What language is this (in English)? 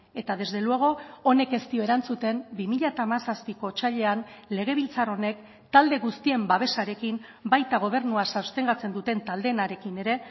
Basque